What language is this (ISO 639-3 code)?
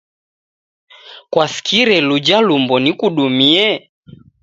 dav